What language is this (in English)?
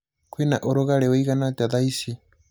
Kikuyu